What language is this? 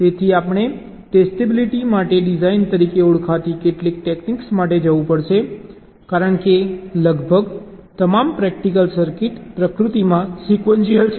Gujarati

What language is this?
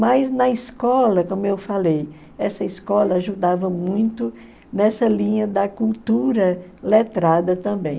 Portuguese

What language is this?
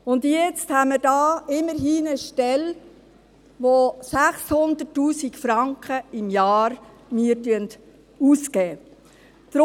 Swiss German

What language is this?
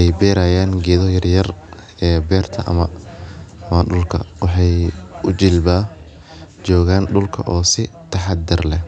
Somali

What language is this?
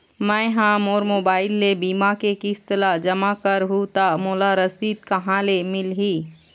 Chhattisgarhi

